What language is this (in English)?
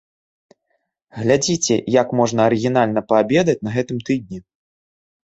Belarusian